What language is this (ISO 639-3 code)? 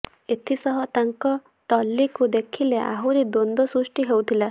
ori